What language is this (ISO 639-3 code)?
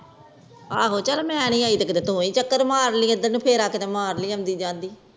pan